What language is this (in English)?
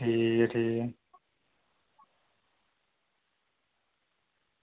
Dogri